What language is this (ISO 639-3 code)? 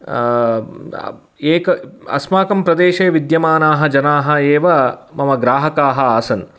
san